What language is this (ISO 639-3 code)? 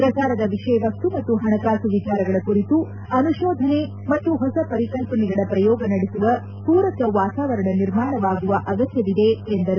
kan